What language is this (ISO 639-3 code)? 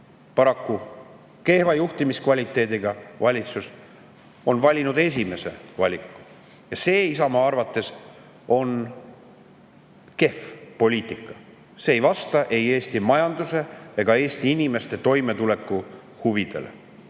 est